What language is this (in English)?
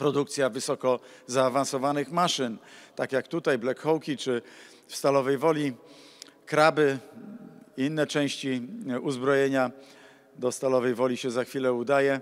Polish